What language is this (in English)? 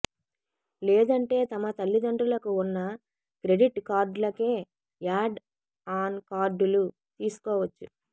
Telugu